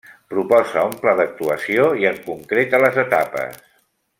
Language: Catalan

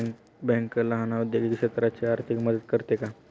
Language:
Marathi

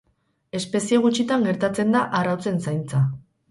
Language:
Basque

